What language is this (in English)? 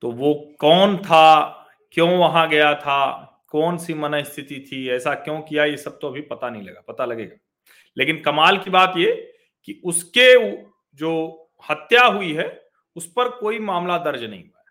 Hindi